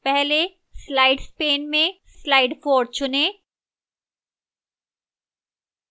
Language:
Hindi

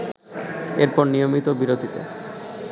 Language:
Bangla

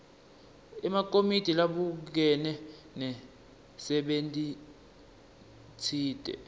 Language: Swati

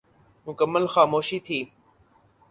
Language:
Urdu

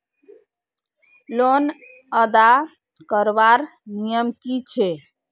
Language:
Magahi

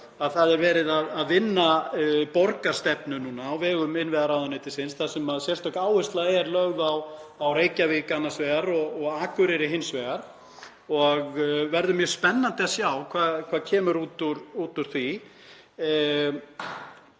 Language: Icelandic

